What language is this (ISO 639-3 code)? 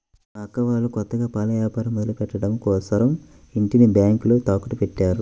tel